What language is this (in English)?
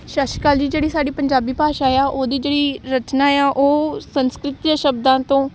Punjabi